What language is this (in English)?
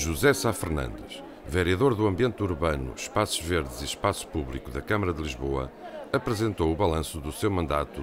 Portuguese